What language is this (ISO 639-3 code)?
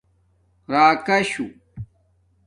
dmk